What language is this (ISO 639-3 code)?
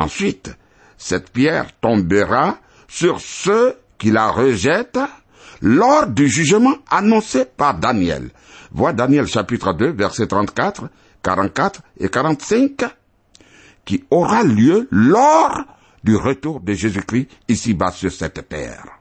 fra